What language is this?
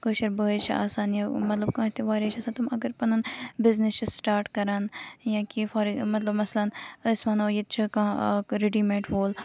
Kashmiri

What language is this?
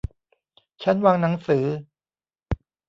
Thai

